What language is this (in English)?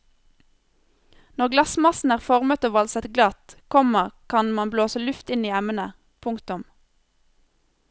Norwegian